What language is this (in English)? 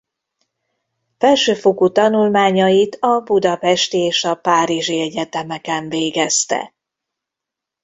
Hungarian